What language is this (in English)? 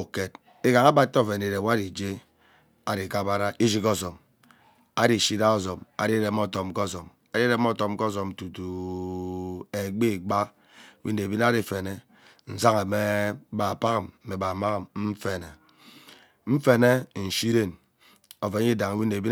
Ubaghara